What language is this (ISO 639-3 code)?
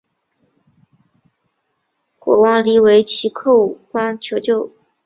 zho